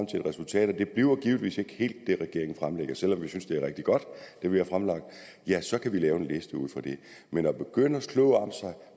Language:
Danish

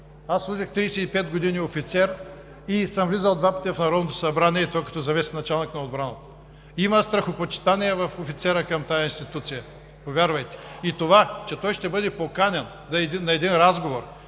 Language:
Bulgarian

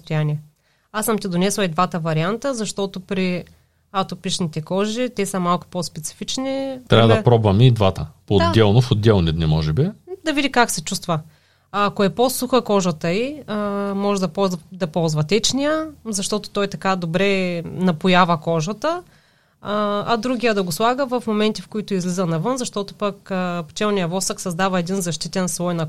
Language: Bulgarian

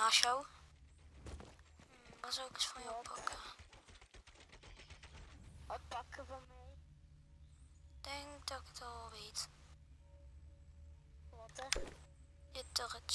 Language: Dutch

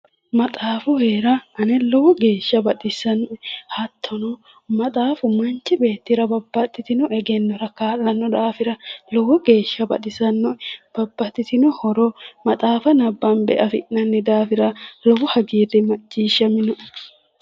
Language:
Sidamo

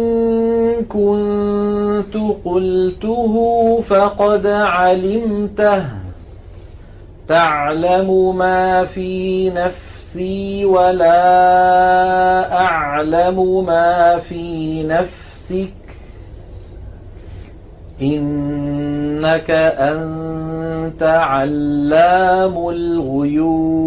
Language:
Arabic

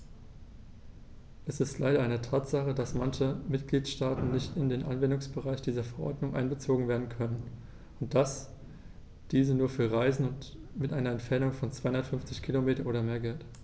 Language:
German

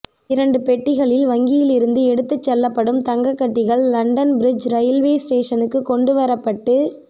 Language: Tamil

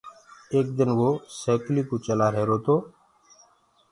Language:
Gurgula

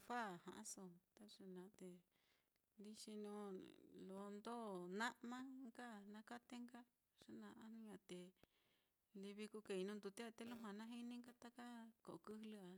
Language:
Mitlatongo Mixtec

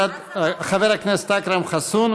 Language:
Hebrew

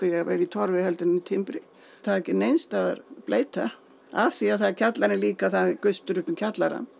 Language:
Icelandic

